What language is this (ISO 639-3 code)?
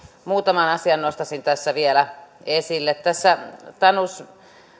fin